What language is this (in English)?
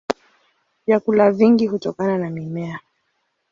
Swahili